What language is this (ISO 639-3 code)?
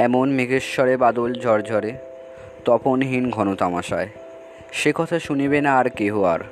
ben